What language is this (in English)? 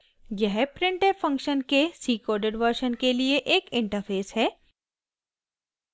Hindi